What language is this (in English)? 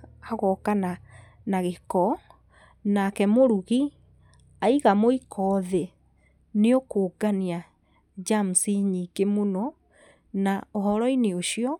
Kikuyu